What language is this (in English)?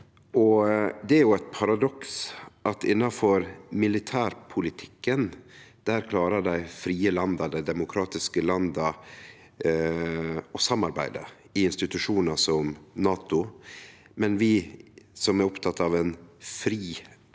Norwegian